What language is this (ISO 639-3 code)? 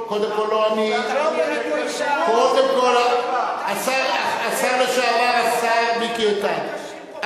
heb